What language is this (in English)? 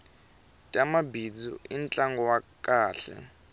Tsonga